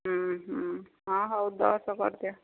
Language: Odia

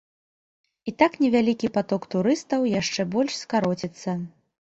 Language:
Belarusian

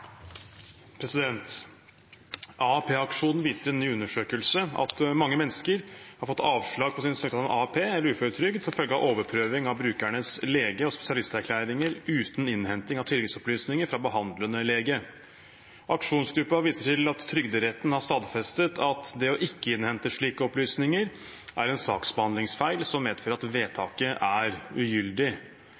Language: Norwegian Bokmål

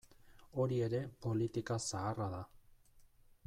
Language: Basque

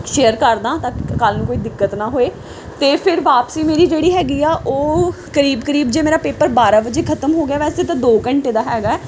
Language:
Punjabi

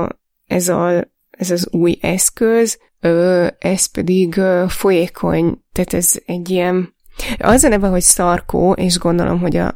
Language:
Hungarian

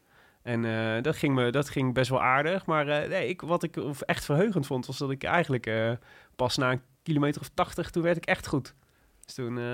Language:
Dutch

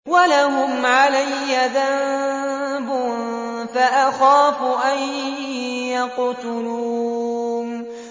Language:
Arabic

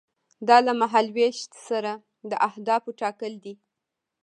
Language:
Pashto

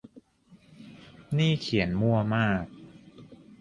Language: Thai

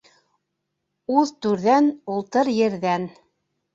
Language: Bashkir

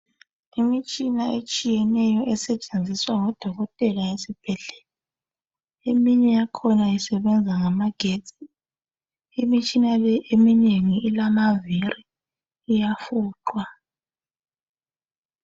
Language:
North Ndebele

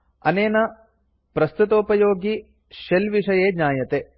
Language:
Sanskrit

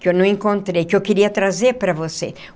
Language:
Portuguese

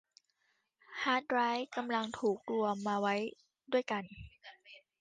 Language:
Thai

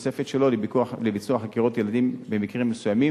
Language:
Hebrew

